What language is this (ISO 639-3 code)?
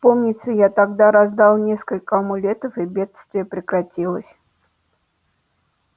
rus